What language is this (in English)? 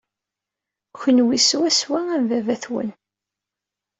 Kabyle